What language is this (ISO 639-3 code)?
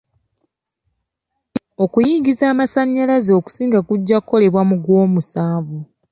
lug